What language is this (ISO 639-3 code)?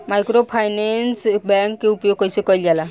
bho